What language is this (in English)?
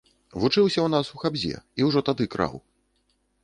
Belarusian